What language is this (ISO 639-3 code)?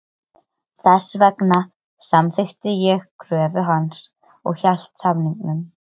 isl